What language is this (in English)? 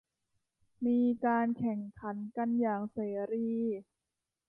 Thai